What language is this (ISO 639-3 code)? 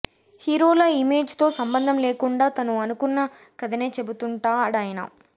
tel